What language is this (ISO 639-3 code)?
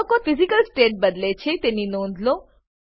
guj